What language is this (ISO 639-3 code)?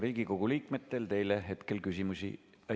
est